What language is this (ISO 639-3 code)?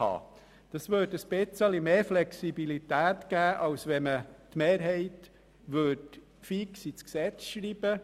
gsw